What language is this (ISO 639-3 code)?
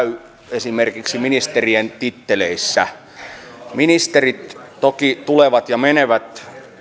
fin